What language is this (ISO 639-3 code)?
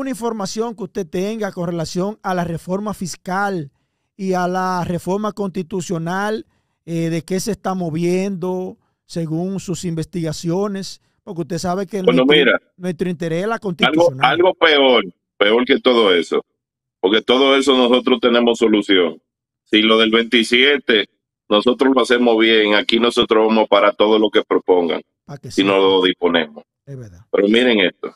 spa